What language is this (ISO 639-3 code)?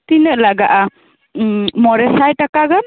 sat